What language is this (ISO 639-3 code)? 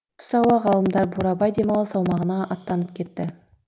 kaz